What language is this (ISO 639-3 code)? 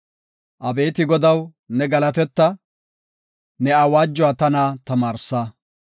gof